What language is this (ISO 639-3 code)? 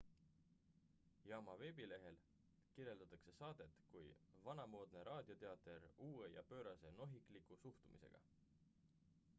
est